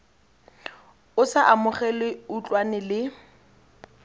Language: Tswana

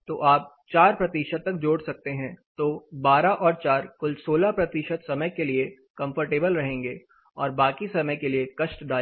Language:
Hindi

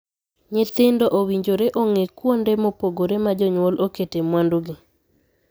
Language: Luo (Kenya and Tanzania)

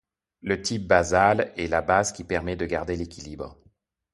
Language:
French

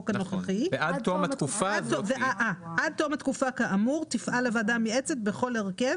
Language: Hebrew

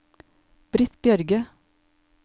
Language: Norwegian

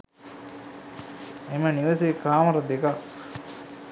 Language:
Sinhala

